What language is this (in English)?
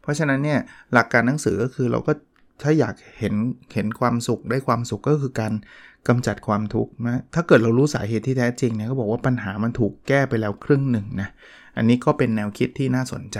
Thai